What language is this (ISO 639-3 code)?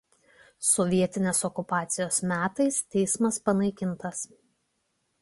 lit